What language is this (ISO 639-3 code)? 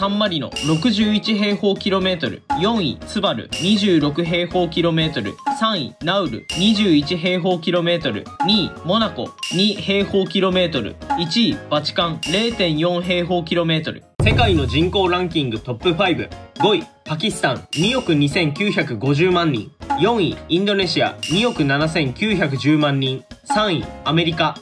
jpn